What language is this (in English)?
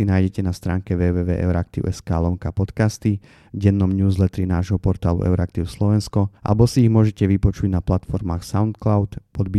Slovak